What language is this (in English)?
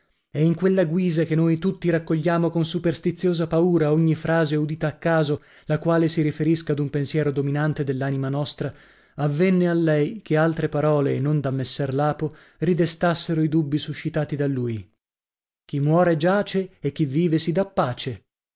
Italian